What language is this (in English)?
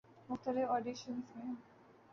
Urdu